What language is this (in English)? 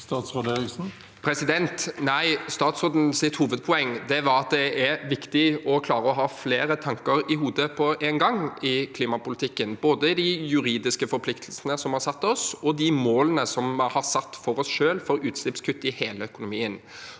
Norwegian